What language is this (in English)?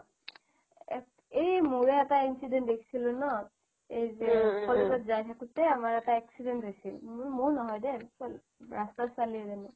Assamese